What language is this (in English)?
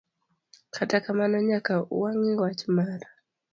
Luo (Kenya and Tanzania)